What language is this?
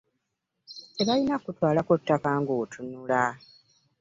Ganda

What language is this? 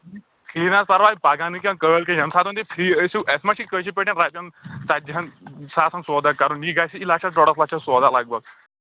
Kashmiri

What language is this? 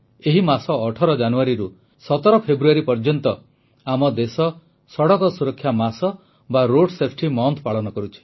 Odia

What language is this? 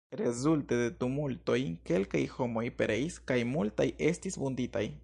Esperanto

